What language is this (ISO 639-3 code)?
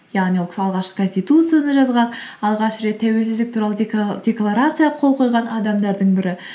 kaz